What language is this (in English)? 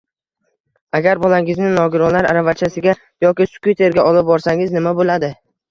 Uzbek